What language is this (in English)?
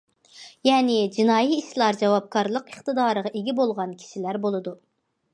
Uyghur